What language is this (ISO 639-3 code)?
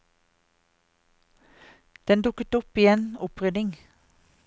nor